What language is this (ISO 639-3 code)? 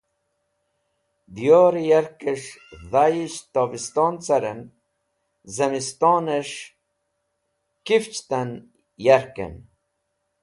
wbl